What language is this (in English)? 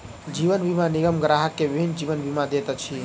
Maithili